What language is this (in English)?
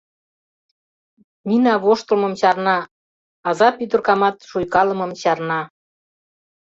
Mari